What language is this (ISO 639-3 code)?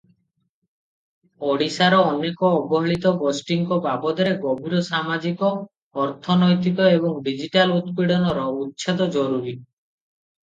ori